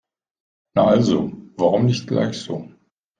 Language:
German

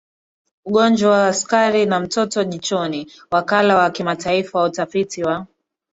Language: Swahili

